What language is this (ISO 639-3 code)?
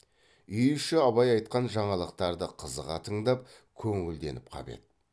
kaz